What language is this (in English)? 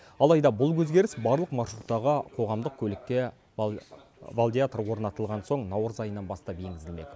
Kazakh